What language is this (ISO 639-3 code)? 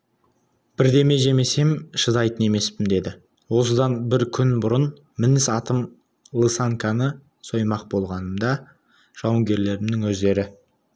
kaz